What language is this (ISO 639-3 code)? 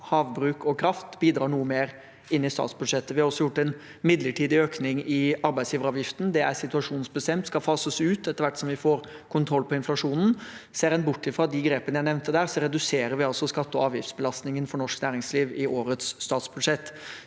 nor